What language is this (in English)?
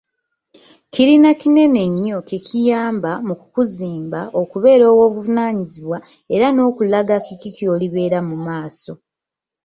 Ganda